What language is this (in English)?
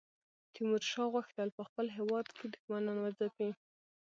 Pashto